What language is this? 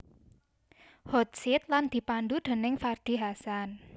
Javanese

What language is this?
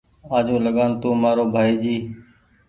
Goaria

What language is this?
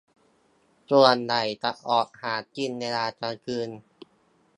Thai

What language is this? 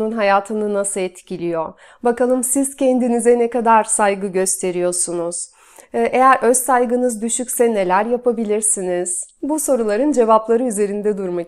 Turkish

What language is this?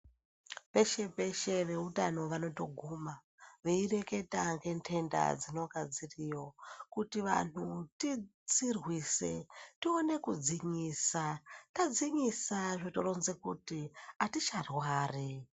Ndau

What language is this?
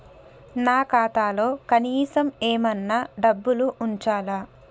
Telugu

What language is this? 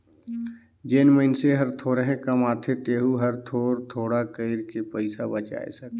Chhattisgarhi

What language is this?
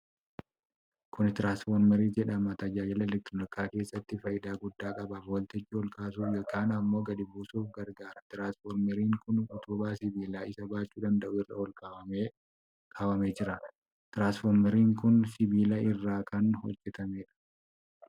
Oromo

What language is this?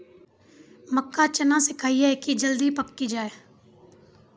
Maithili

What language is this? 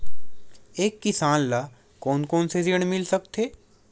Chhattisgarhi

